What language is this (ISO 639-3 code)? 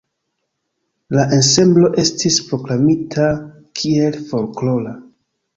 epo